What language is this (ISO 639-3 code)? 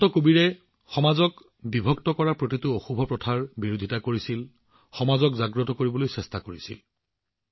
asm